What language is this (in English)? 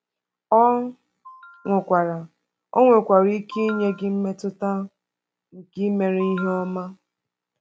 Igbo